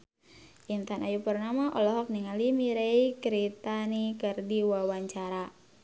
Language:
Sundanese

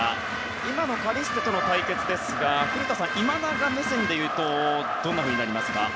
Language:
Japanese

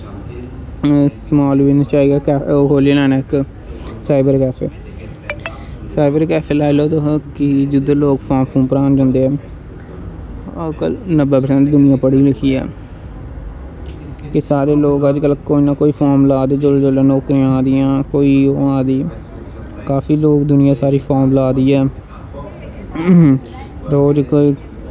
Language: Dogri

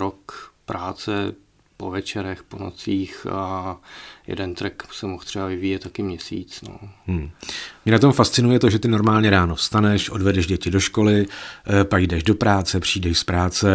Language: Czech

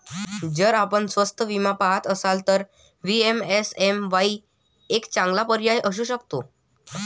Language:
Marathi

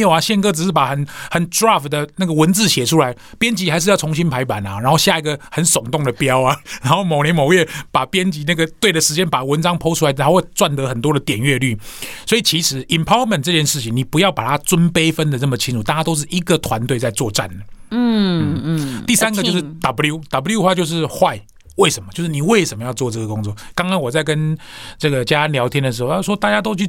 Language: Chinese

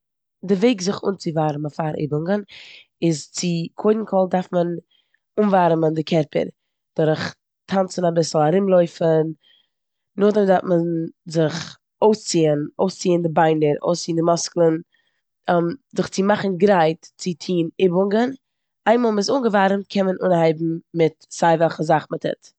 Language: Yiddish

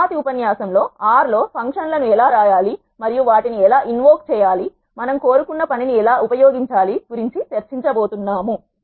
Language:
Telugu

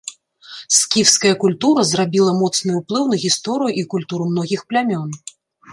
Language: Belarusian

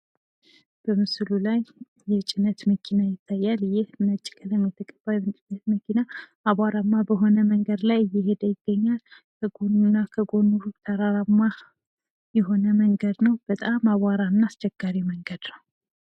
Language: Amharic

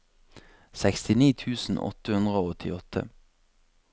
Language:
Norwegian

